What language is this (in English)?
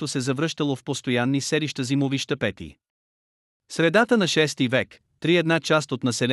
Bulgarian